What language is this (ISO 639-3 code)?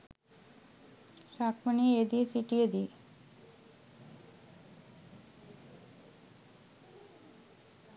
sin